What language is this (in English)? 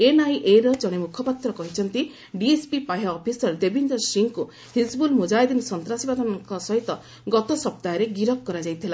Odia